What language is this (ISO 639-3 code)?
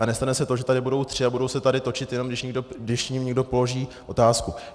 ces